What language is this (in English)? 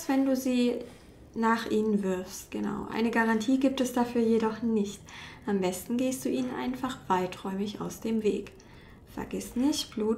German